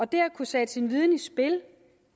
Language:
Danish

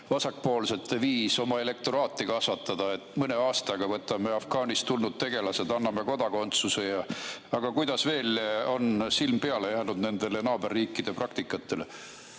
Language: Estonian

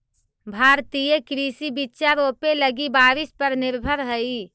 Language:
Magahi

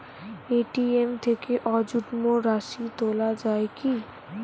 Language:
Bangla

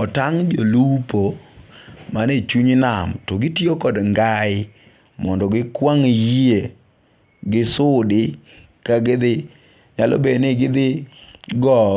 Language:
Luo (Kenya and Tanzania)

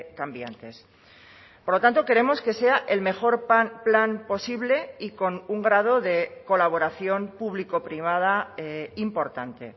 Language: Spanish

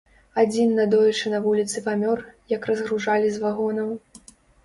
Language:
Belarusian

